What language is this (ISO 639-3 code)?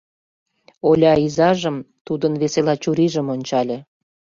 chm